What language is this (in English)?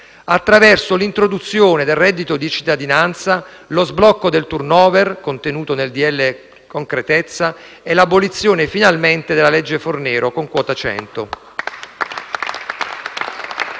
Italian